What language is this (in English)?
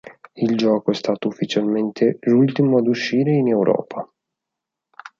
Italian